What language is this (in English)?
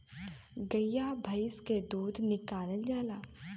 Bhojpuri